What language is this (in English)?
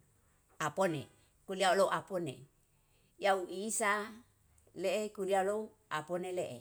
Yalahatan